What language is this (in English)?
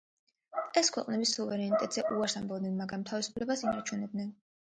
Georgian